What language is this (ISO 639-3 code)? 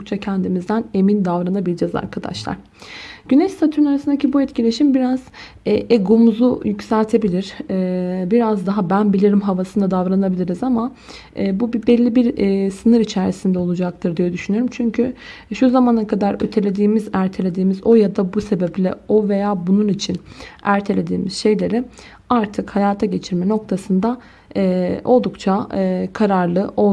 tur